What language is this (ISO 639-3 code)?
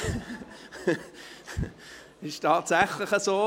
gsw